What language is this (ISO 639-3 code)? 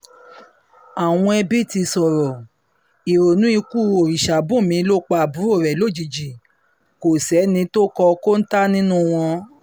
yor